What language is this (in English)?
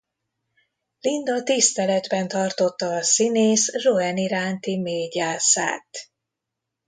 Hungarian